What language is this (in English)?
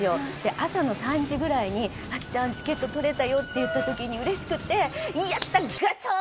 Japanese